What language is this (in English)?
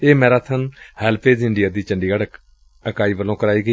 Punjabi